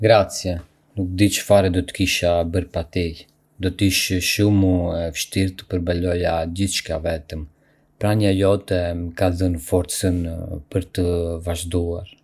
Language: Arbëreshë Albanian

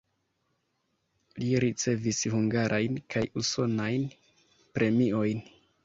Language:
Esperanto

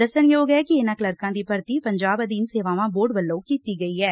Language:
Punjabi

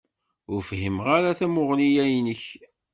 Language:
Kabyle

